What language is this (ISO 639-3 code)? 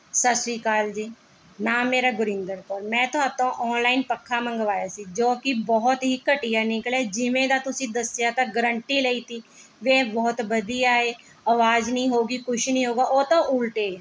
pan